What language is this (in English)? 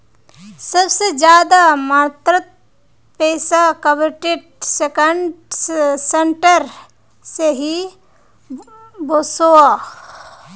Magahi